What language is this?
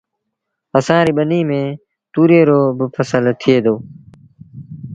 Sindhi Bhil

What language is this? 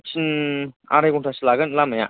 Bodo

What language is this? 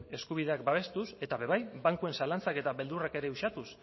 Basque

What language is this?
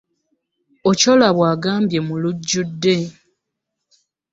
Ganda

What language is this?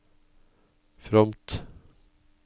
Norwegian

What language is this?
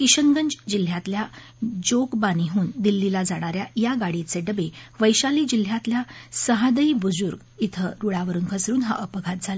Marathi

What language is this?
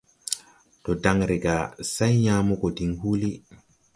Tupuri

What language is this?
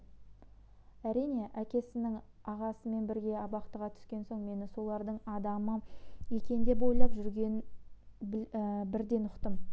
Kazakh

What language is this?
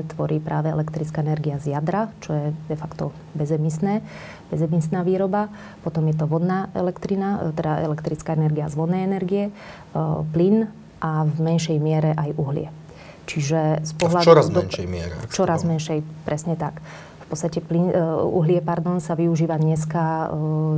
Slovak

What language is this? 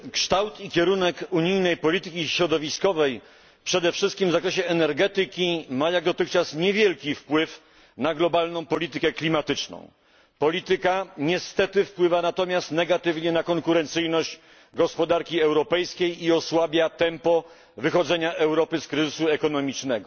Polish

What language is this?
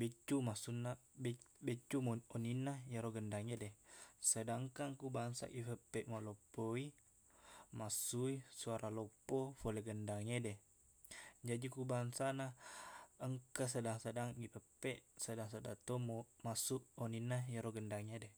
Buginese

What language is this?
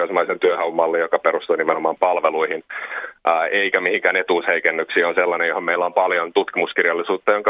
Finnish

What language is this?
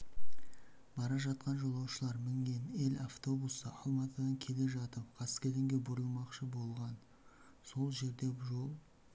Kazakh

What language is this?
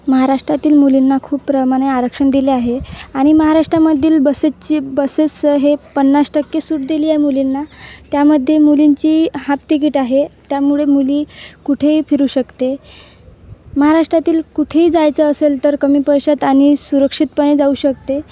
Marathi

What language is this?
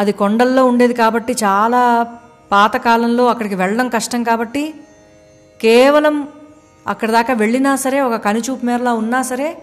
Telugu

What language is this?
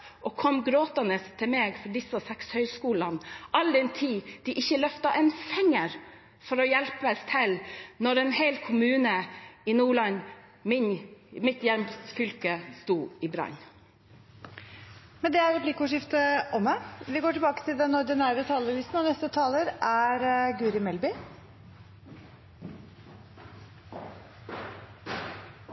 Norwegian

